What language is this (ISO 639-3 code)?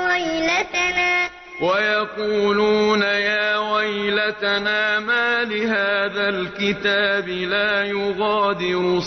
ara